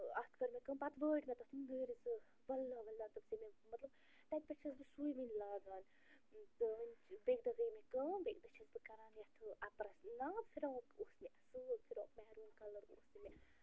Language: Kashmiri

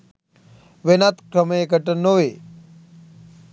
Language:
Sinhala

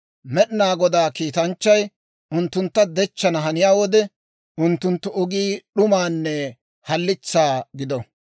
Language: Dawro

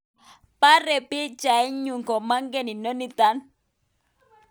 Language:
Kalenjin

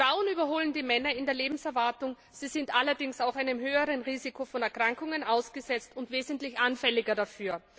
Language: German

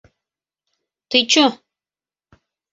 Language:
Bashkir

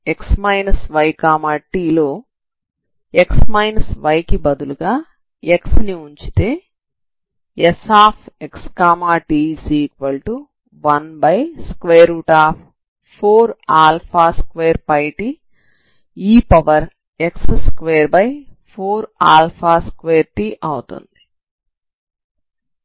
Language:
Telugu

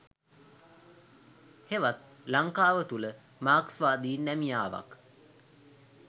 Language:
Sinhala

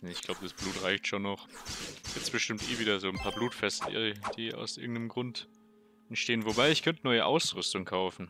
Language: German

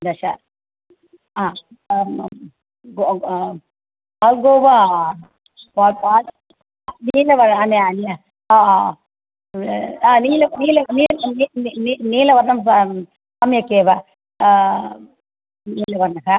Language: Sanskrit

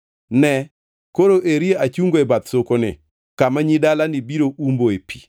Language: Luo (Kenya and Tanzania)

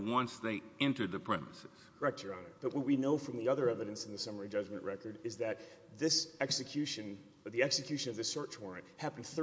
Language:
English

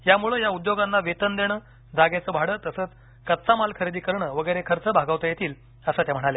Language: Marathi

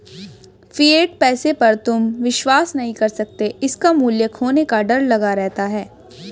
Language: Hindi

